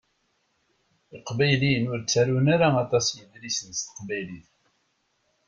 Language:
Kabyle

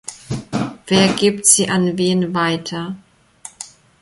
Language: German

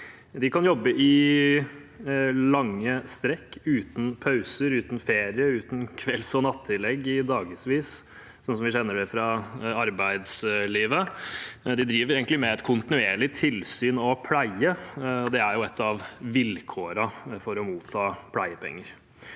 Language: Norwegian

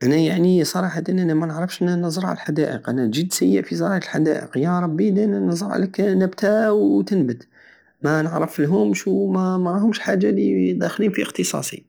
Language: Algerian Saharan Arabic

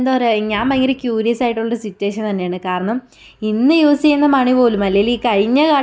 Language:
Malayalam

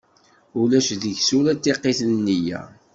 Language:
Kabyle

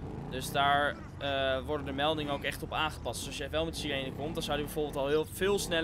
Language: Dutch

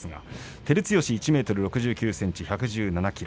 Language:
Japanese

